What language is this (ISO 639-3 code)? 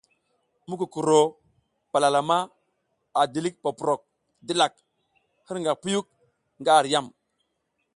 giz